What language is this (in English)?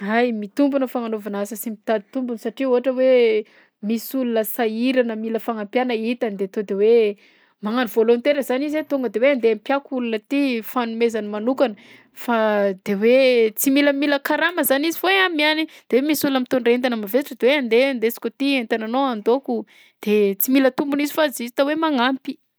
Southern Betsimisaraka Malagasy